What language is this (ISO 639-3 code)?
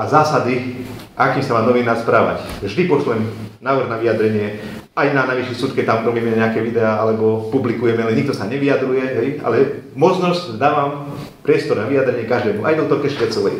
slk